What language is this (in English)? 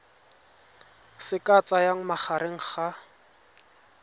Tswana